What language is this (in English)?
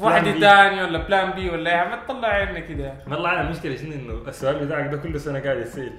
Arabic